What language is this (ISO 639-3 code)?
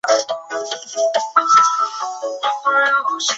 zho